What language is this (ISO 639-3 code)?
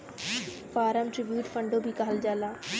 bho